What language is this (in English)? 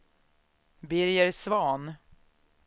Swedish